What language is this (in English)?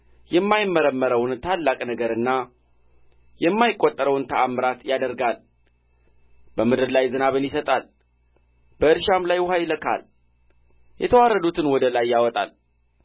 Amharic